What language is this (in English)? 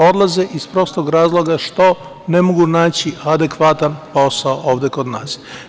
Serbian